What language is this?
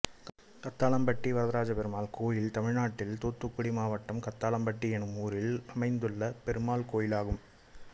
Tamil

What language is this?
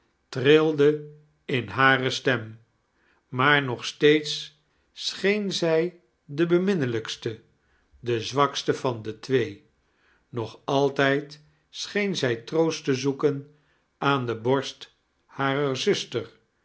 Dutch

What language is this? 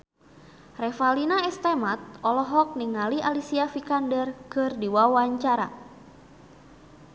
Sundanese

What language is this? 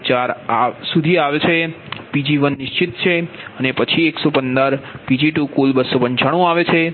Gujarati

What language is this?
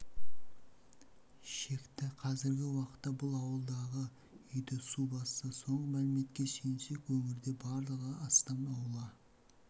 Kazakh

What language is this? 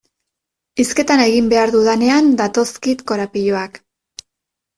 Basque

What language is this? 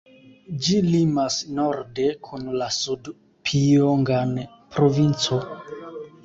Esperanto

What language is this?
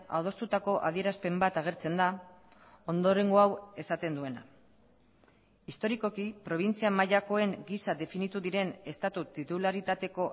Basque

